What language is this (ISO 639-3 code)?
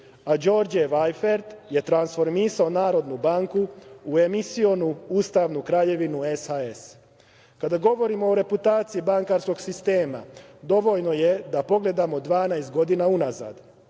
srp